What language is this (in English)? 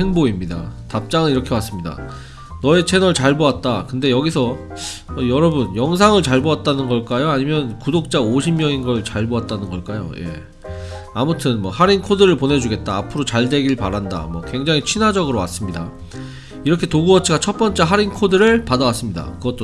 Korean